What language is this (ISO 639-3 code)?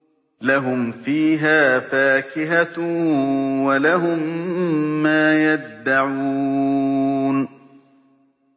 ara